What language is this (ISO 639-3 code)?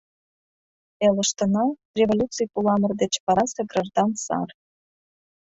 chm